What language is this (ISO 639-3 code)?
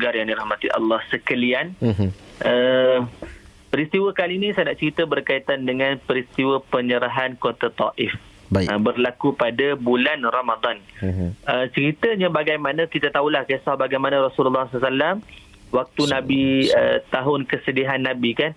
msa